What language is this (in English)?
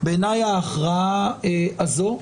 Hebrew